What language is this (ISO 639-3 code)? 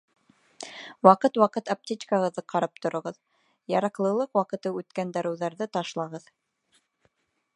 bak